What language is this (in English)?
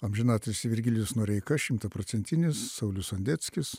Lithuanian